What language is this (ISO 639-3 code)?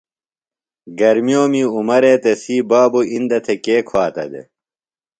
phl